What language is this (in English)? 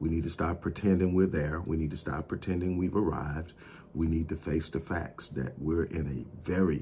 English